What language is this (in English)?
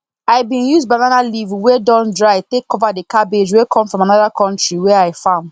Nigerian Pidgin